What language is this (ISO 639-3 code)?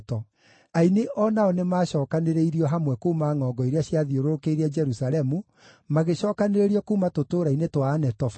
kik